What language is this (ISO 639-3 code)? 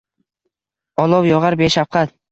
uzb